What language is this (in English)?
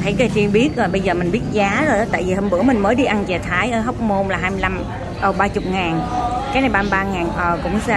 Vietnamese